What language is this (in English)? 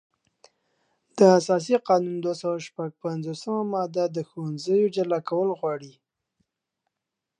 Pashto